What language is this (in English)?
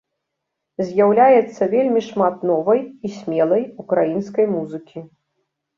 Belarusian